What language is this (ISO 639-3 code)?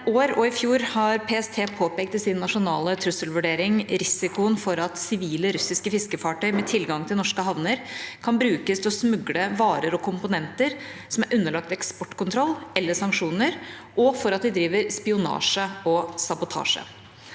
nor